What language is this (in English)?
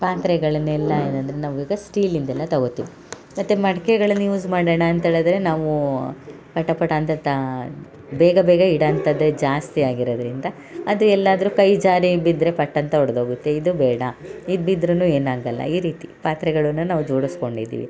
Kannada